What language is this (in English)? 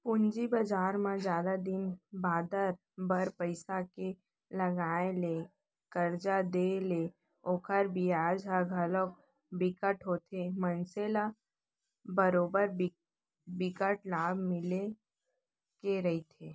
Chhattisgarhi